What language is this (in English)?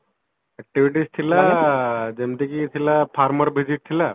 Odia